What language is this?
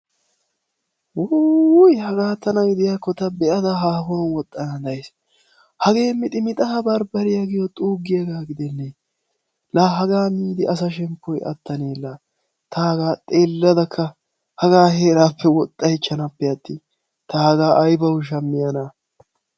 Wolaytta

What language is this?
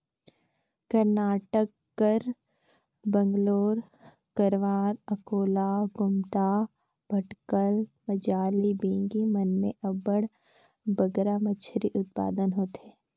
Chhattisgarhi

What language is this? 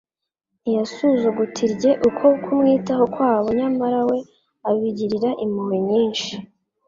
Kinyarwanda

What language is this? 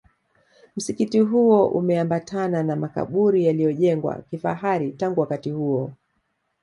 Swahili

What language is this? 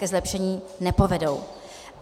Czech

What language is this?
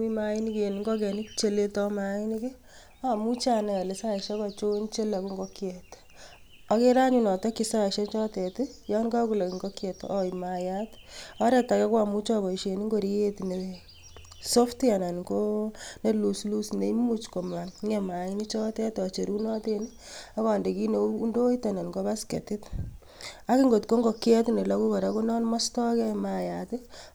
Kalenjin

